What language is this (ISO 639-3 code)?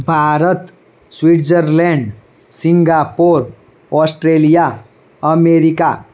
guj